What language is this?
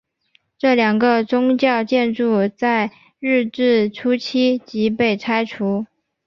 Chinese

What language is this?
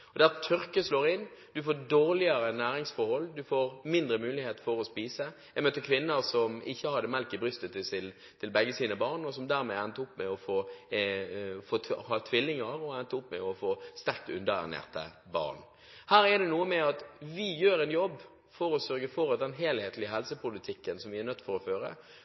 Norwegian Bokmål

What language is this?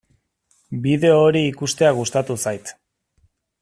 Basque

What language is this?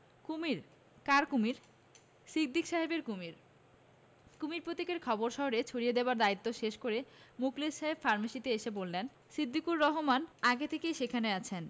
Bangla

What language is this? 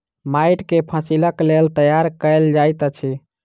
Maithili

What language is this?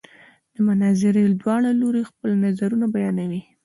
Pashto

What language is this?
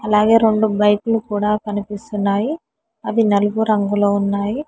Telugu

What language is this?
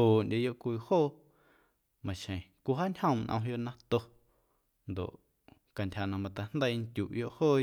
Guerrero Amuzgo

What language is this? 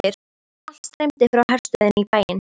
Icelandic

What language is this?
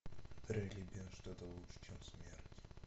Russian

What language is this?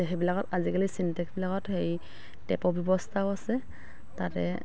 Assamese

